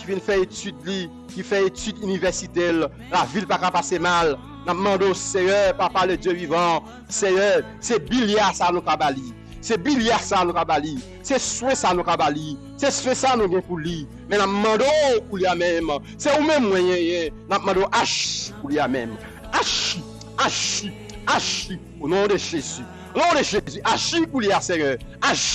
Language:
French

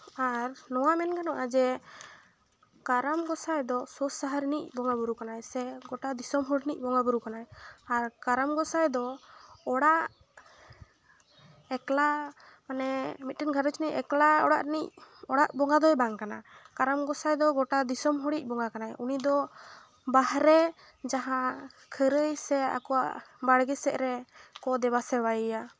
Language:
Santali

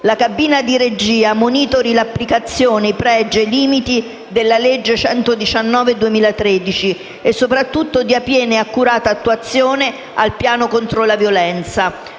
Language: Italian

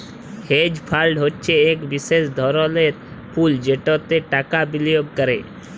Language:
Bangla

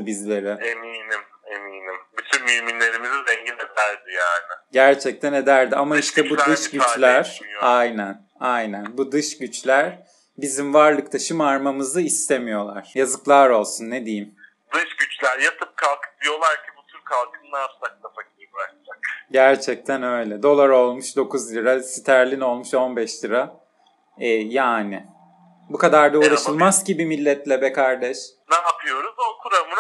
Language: Turkish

